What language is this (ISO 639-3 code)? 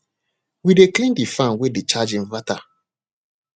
pcm